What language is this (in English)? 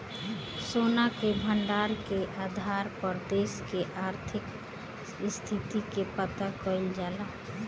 Bhojpuri